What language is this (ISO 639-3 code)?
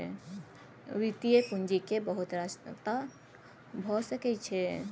mai